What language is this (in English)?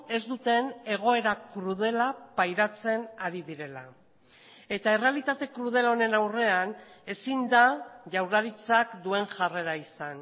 Basque